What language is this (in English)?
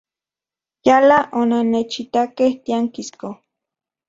Central Puebla Nahuatl